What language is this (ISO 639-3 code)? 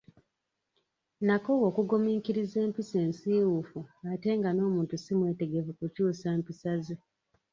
lug